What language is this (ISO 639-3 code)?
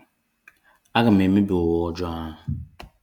ibo